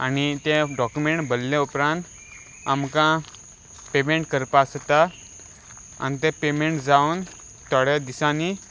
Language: Konkani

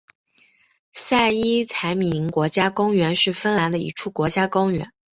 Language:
Chinese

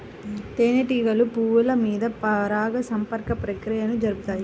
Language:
Telugu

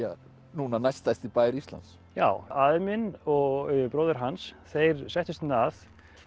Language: Icelandic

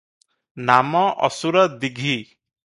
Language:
Odia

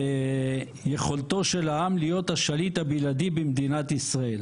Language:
Hebrew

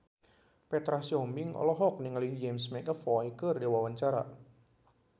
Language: Sundanese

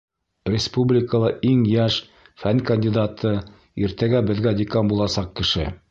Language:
Bashkir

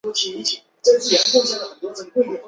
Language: Chinese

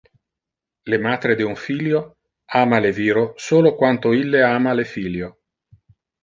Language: Interlingua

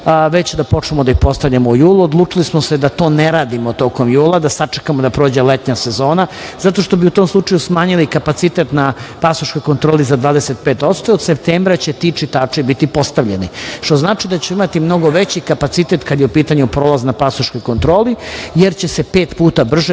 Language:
Serbian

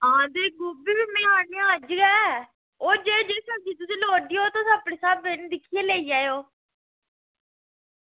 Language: Dogri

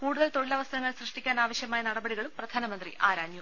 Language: Malayalam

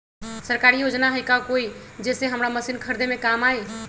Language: Magahi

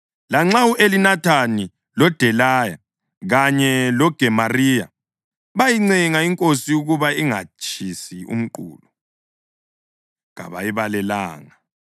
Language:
North Ndebele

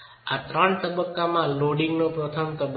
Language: Gujarati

